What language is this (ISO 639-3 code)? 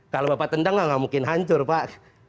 ind